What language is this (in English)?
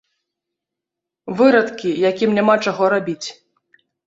Belarusian